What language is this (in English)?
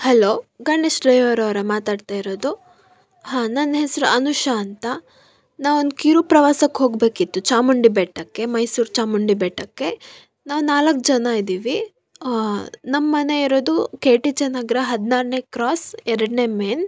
Kannada